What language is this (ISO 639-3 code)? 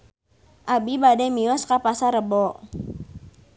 sun